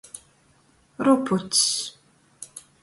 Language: Latgalian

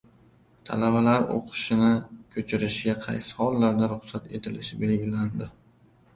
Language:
Uzbek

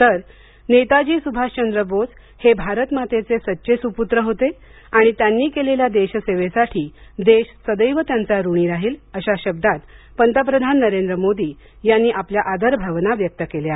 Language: Marathi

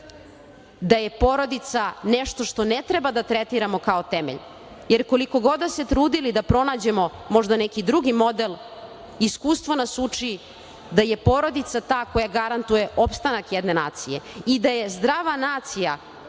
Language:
Serbian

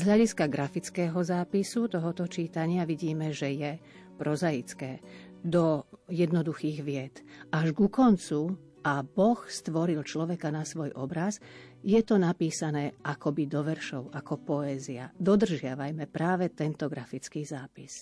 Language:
Slovak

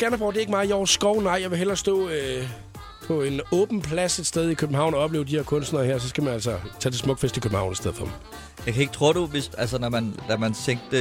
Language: Danish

